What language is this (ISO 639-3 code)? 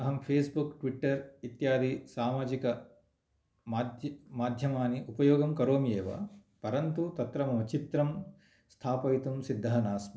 san